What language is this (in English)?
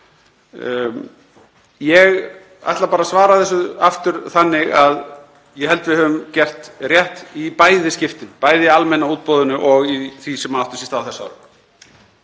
Icelandic